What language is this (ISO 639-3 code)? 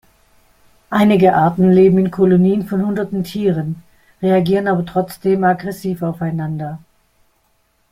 deu